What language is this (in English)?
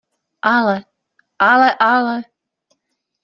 Czech